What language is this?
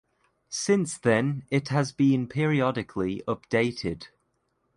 English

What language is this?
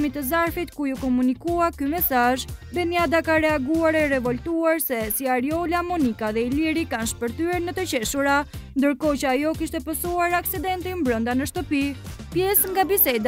Romanian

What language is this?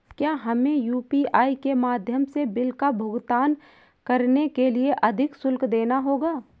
Hindi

